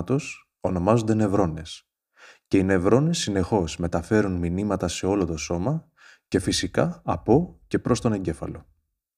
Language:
Greek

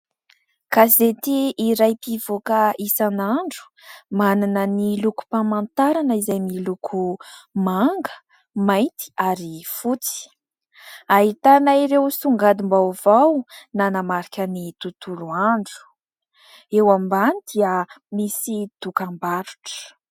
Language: Malagasy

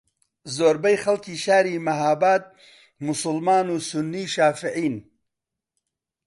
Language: Central Kurdish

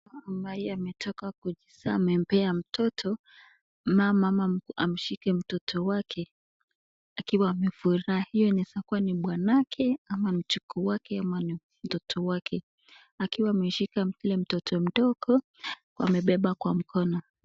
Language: Swahili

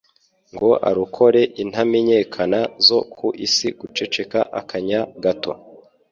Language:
Kinyarwanda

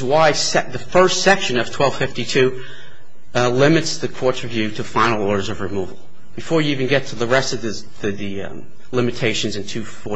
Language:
English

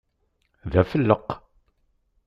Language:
Kabyle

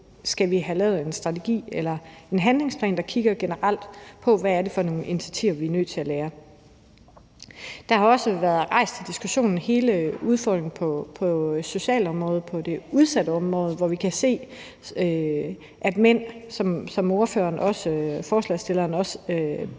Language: Danish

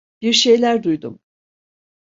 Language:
Turkish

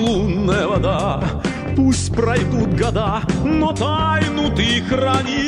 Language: Russian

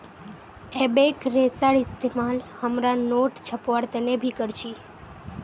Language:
Magahi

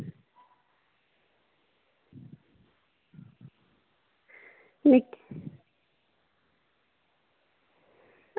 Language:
Dogri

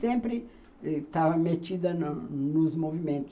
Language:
Portuguese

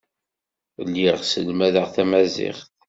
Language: Kabyle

